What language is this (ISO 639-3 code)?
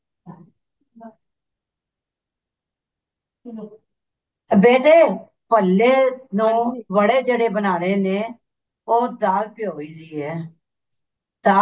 pan